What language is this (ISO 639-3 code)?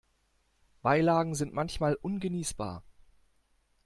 deu